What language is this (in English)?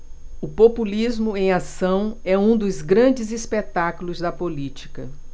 Portuguese